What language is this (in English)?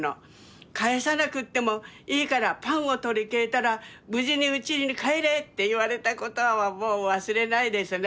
Japanese